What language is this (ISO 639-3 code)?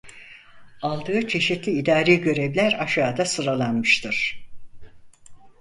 tur